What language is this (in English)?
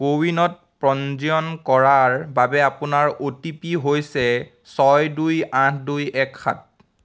Assamese